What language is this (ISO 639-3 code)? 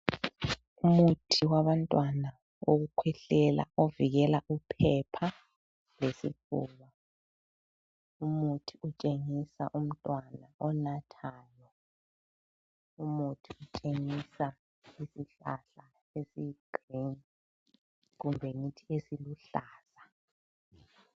nde